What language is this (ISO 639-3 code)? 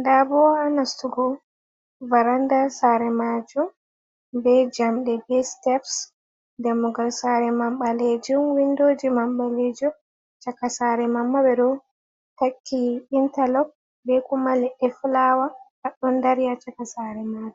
ful